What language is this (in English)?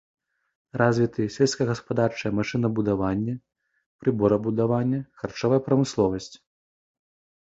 Belarusian